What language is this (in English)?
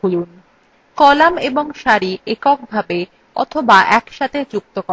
Bangla